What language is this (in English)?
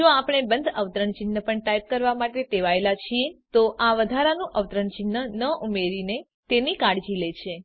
Gujarati